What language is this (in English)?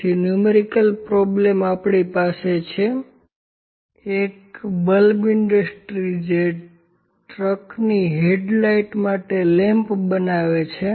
Gujarati